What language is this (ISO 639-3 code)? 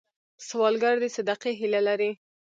pus